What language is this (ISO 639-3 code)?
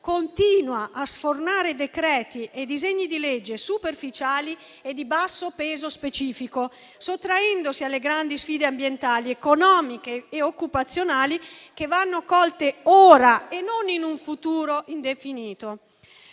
ita